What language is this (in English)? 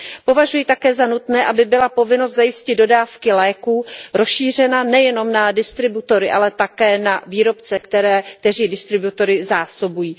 Czech